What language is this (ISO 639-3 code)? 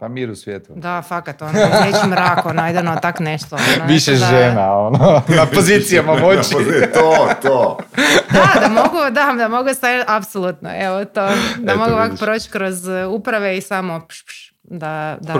hrv